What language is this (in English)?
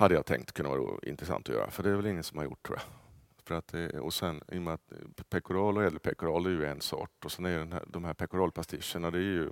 Swedish